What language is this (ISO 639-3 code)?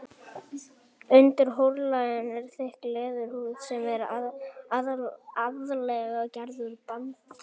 isl